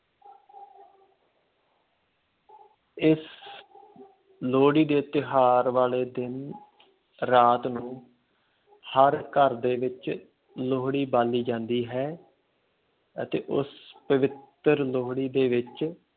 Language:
Punjabi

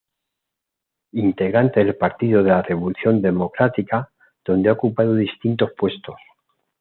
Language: Spanish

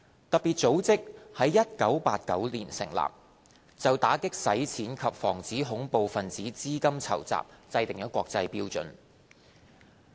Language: Cantonese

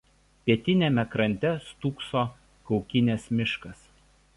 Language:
Lithuanian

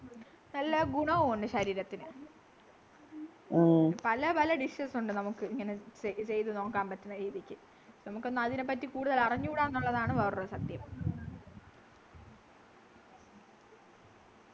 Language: Malayalam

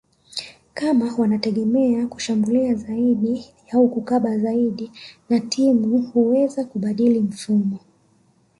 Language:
Swahili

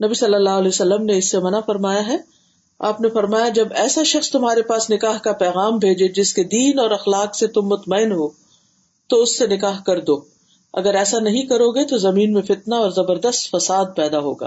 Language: Urdu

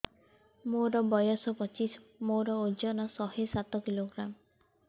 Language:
Odia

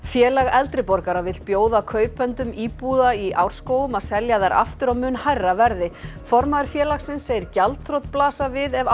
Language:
Icelandic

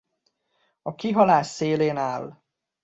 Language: Hungarian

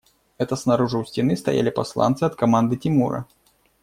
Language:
Russian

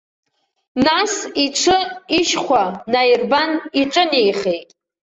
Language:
Abkhazian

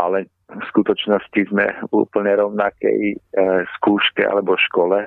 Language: Slovak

